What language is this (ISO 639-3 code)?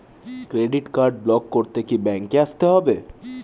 ben